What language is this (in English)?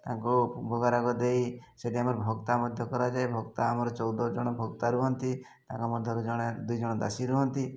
Odia